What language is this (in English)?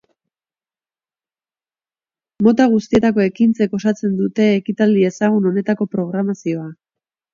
Basque